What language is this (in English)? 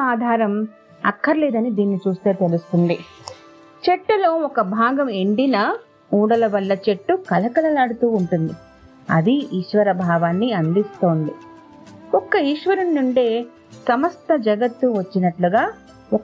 Telugu